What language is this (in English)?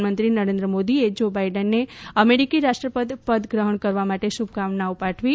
Gujarati